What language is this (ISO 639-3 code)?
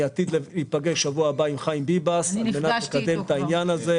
heb